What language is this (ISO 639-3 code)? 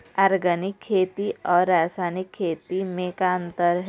hne